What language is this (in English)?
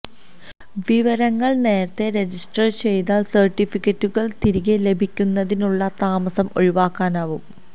Malayalam